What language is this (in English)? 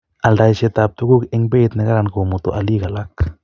Kalenjin